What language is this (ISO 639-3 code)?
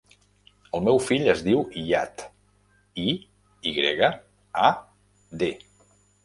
cat